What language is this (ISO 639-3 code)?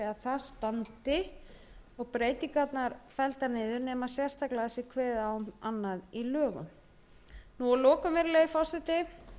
isl